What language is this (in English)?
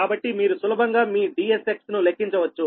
Telugu